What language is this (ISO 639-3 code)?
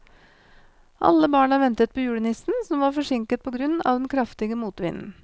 nor